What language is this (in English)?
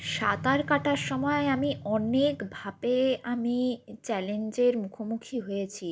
Bangla